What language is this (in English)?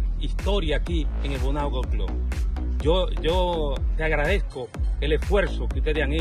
Spanish